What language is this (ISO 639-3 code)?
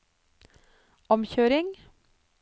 nor